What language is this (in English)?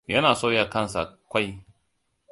Hausa